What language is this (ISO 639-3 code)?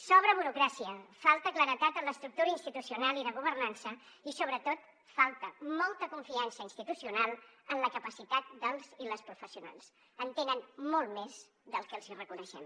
cat